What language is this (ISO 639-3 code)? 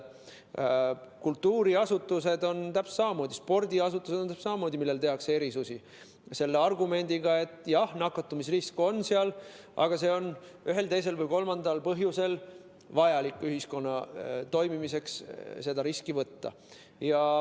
est